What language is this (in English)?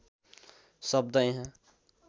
Nepali